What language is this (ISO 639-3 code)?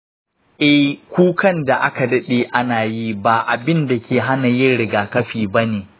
hau